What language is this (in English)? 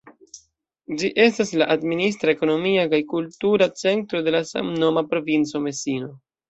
Esperanto